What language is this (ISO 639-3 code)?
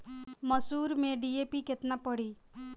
bho